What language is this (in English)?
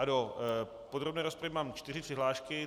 Czech